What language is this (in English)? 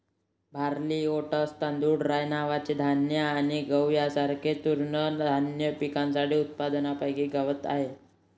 Marathi